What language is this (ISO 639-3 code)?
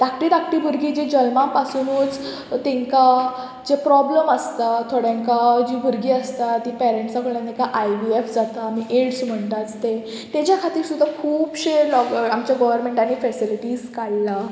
kok